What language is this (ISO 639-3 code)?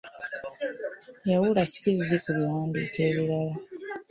lug